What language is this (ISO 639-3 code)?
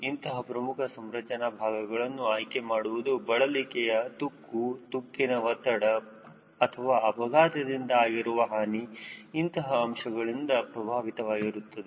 kan